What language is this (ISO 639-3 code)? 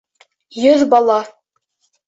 bak